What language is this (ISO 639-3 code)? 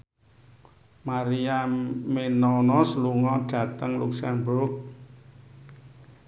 jav